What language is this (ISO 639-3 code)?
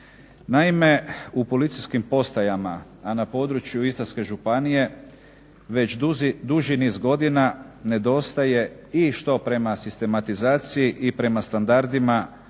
hrv